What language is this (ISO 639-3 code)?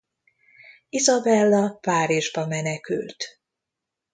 hun